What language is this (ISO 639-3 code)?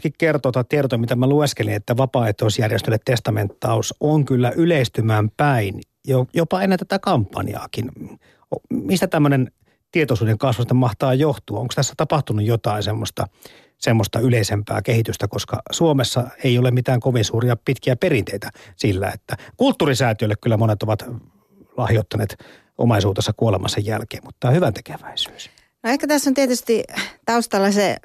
fin